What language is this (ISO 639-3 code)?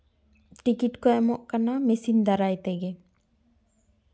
sat